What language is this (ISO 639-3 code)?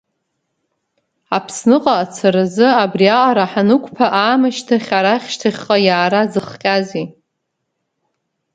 abk